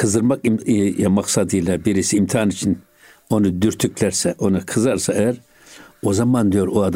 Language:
Turkish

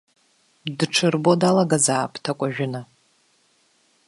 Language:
Abkhazian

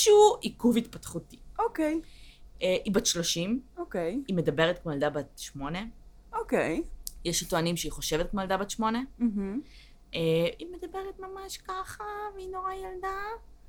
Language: Hebrew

